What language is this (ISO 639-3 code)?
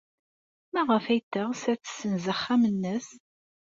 kab